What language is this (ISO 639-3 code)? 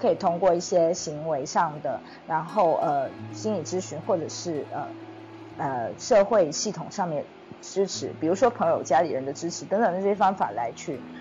zho